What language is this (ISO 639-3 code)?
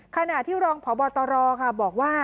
tha